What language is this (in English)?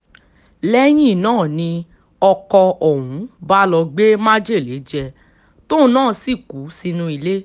Yoruba